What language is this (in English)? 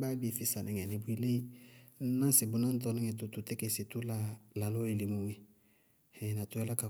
Bago-Kusuntu